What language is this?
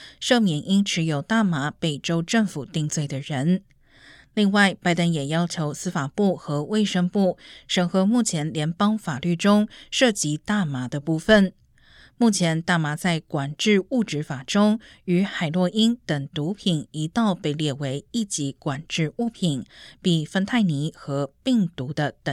Chinese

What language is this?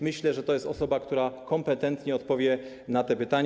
Polish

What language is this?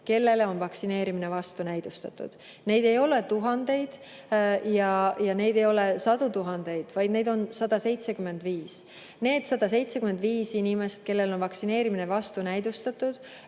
Estonian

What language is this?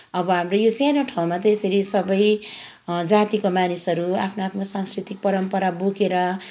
Nepali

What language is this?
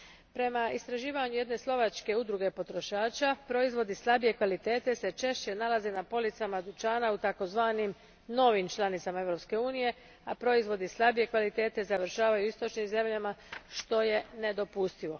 Croatian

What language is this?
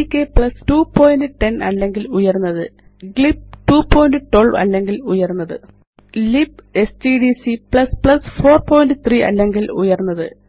Malayalam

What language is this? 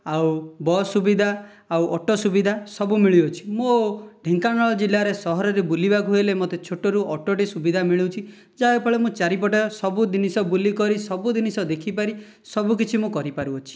Odia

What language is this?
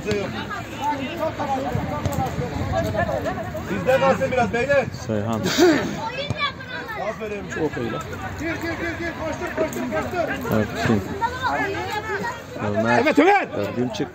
Turkish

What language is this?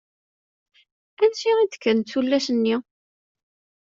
Kabyle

